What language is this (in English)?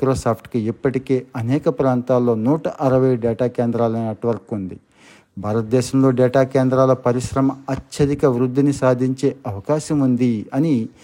Telugu